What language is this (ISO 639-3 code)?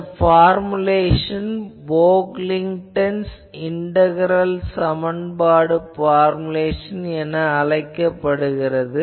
tam